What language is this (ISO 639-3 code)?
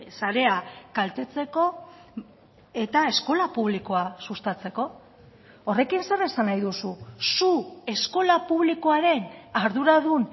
eus